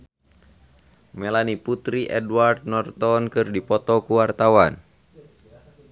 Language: Sundanese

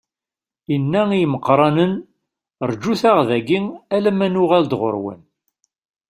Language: Kabyle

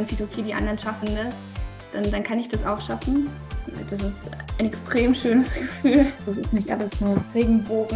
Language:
German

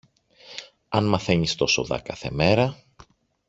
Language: Greek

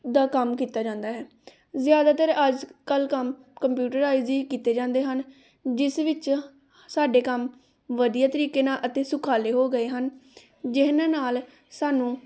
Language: Punjabi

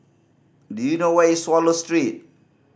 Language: English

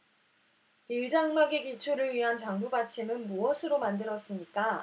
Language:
Korean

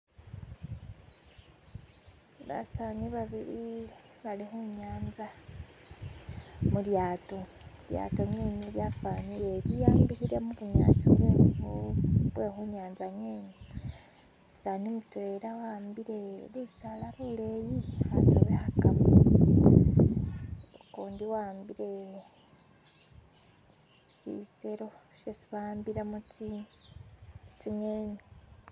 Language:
Masaaba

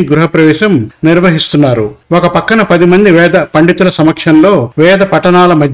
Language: Telugu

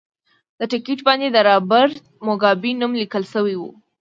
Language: Pashto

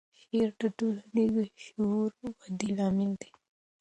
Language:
Pashto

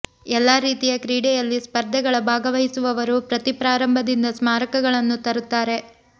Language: Kannada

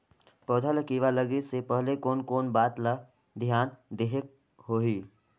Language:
Chhattisgarhi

